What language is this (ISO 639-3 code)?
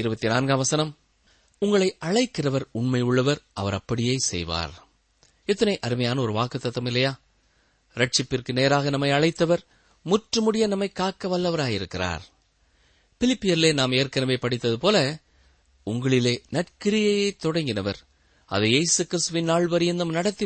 tam